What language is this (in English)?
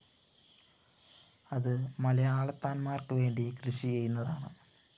Malayalam